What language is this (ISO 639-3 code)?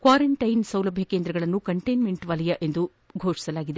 kan